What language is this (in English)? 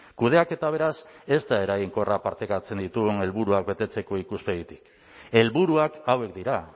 Basque